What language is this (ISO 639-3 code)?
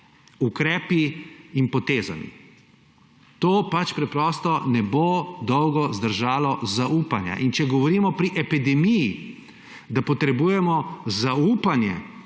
slv